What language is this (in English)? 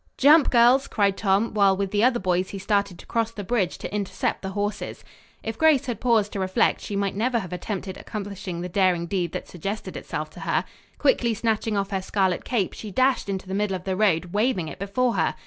English